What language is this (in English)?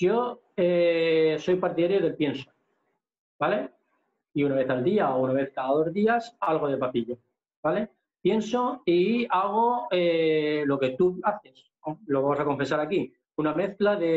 Spanish